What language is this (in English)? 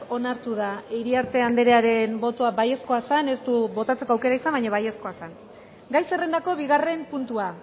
Basque